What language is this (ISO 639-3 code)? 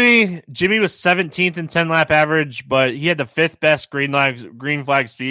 eng